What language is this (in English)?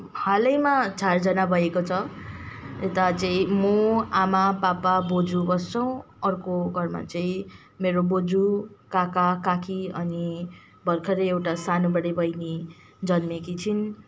Nepali